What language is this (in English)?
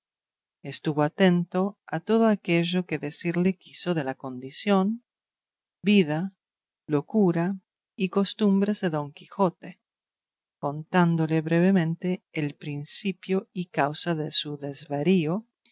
Spanish